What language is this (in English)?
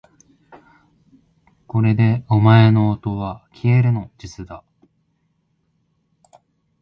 Japanese